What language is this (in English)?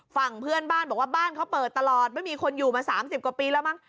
Thai